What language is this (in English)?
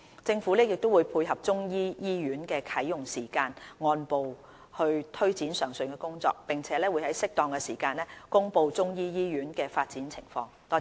Cantonese